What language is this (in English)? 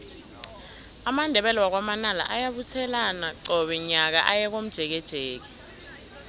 South Ndebele